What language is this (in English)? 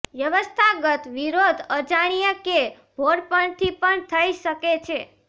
Gujarati